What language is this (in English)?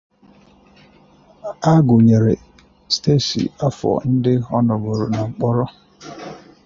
Igbo